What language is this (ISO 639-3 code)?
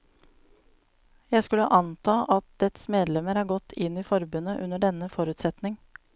nor